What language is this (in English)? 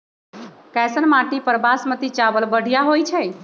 Magahi